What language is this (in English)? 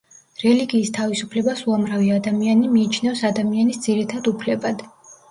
Georgian